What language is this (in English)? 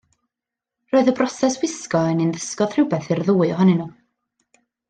Welsh